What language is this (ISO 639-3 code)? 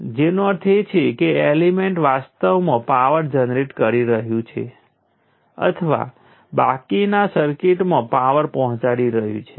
guj